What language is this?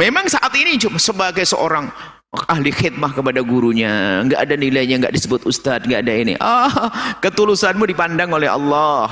Indonesian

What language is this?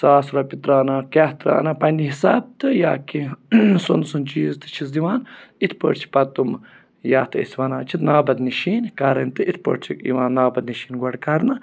Kashmiri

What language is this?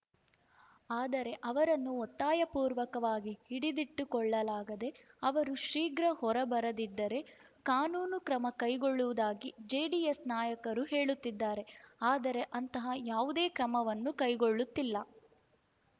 Kannada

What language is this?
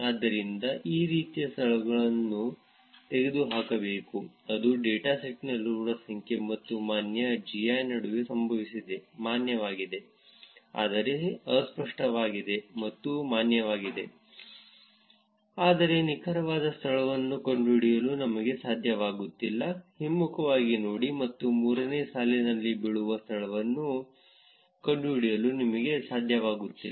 Kannada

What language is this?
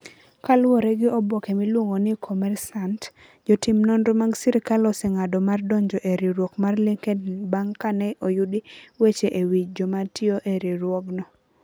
Luo (Kenya and Tanzania)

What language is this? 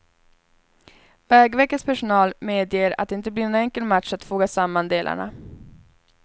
Swedish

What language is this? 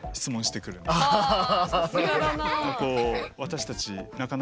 Japanese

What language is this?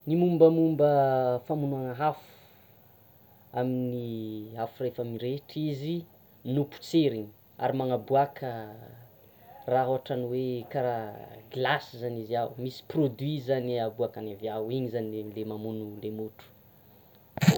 Tsimihety Malagasy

